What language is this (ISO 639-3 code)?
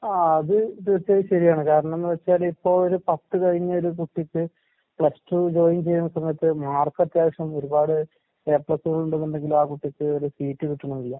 mal